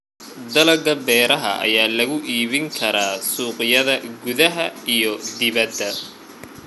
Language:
Somali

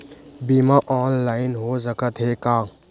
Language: Chhattisgarhi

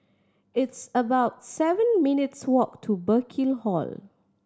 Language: English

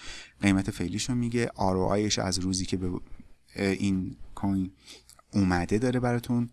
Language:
Persian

